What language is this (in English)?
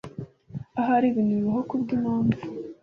Kinyarwanda